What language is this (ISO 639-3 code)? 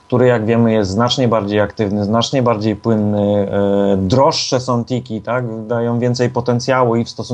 pol